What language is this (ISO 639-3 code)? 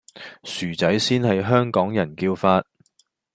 yue